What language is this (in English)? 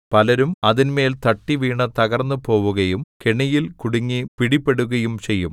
Malayalam